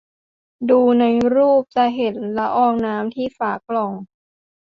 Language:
Thai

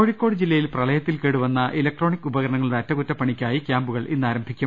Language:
Malayalam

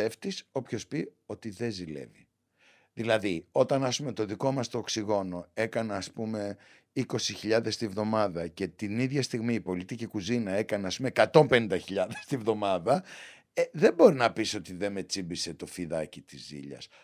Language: Greek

